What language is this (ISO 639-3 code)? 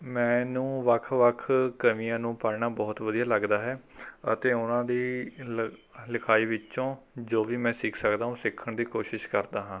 pan